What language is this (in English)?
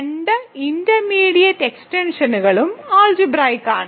Malayalam